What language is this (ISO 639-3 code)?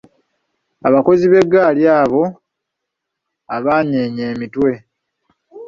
lug